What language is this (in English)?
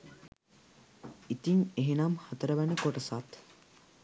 Sinhala